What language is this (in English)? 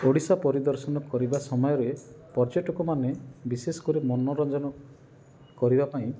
Odia